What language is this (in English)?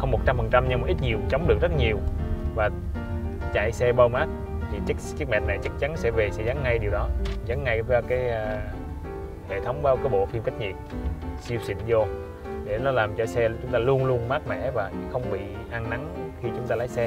Vietnamese